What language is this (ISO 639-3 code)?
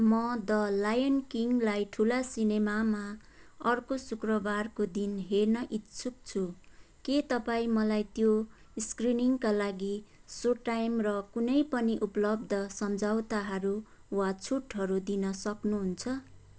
nep